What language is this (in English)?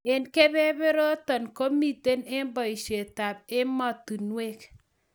Kalenjin